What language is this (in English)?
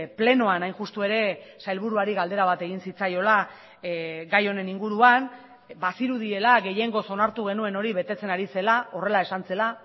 Basque